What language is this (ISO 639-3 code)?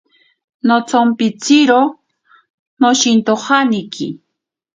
prq